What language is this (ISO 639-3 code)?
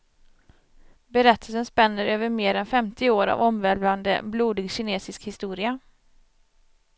swe